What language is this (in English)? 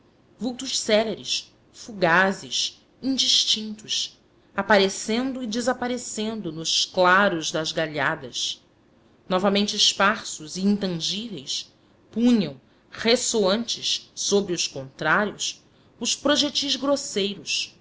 Portuguese